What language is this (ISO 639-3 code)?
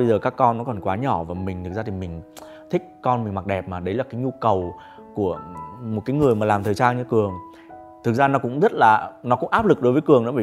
vie